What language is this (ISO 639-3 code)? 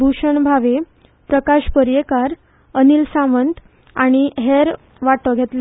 kok